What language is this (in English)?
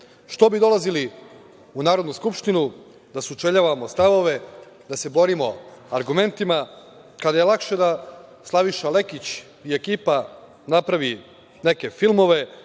Serbian